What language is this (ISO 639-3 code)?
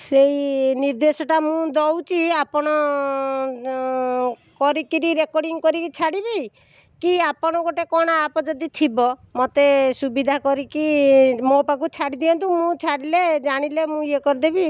ori